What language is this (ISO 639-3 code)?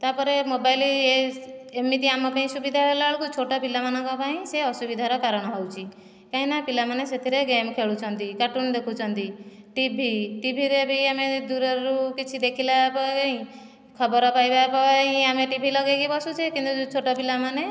ori